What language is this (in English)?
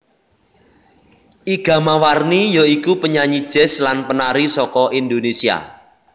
Javanese